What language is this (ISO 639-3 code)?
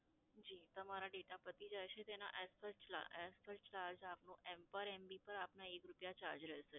guj